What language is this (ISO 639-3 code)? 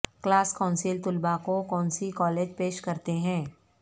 urd